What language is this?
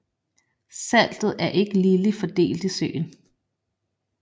Danish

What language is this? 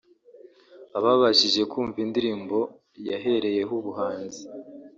Kinyarwanda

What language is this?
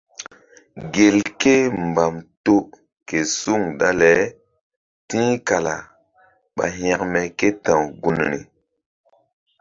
Mbum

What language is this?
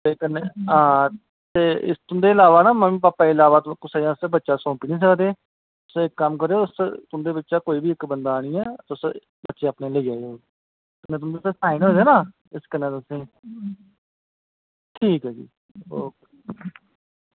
Dogri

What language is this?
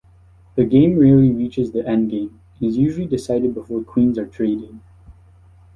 English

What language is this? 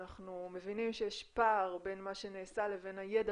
Hebrew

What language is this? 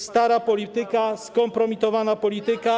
Polish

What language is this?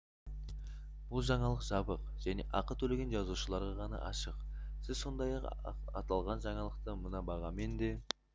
Kazakh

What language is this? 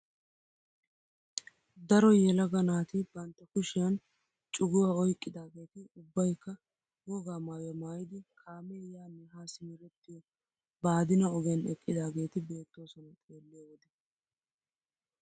Wolaytta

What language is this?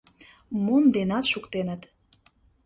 Mari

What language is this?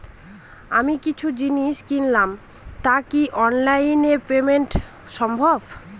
Bangla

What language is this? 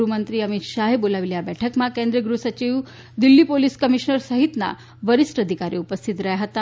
Gujarati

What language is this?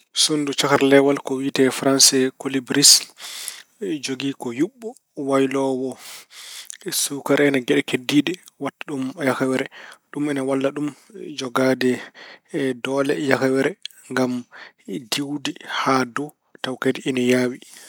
Fula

